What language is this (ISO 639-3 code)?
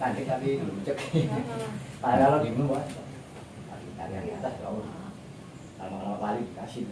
ind